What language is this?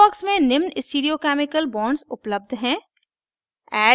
Hindi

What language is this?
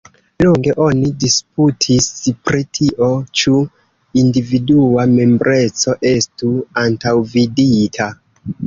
Esperanto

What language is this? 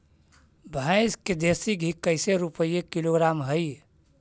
Magahi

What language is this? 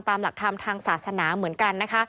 Thai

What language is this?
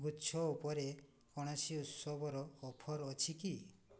Odia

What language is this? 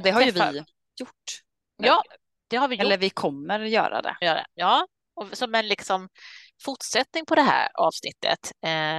Swedish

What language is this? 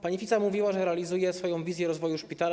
Polish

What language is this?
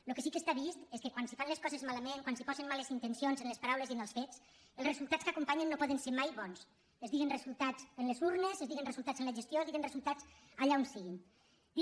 Catalan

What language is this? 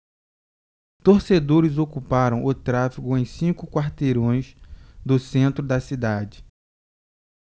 Portuguese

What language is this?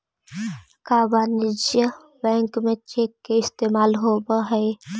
Magahi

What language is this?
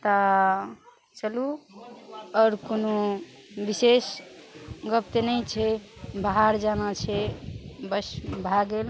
Maithili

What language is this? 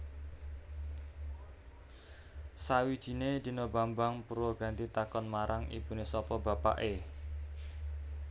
Javanese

